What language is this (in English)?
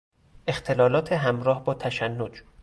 Persian